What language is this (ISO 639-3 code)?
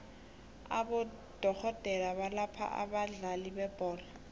nbl